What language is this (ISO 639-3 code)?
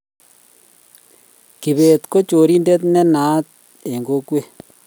kln